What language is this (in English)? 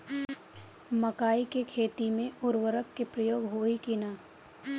Bhojpuri